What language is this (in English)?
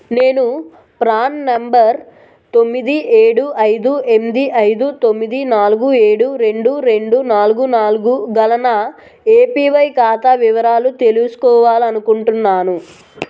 Telugu